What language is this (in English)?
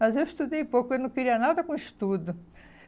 Portuguese